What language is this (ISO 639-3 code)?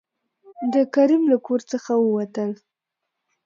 pus